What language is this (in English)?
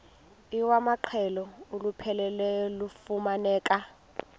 Xhosa